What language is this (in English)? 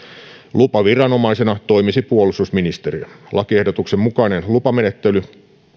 Finnish